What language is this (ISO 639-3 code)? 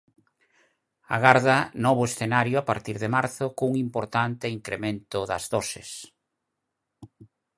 glg